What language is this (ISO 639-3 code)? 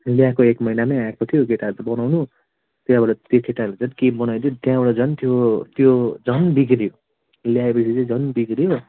nep